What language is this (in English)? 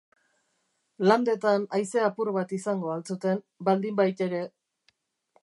Basque